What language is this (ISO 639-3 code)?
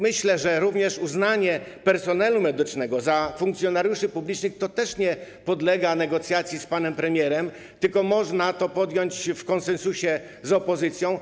pol